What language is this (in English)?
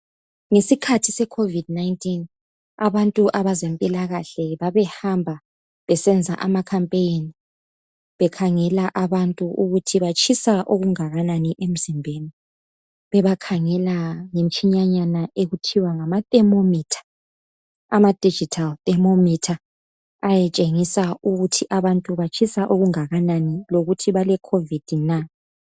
North Ndebele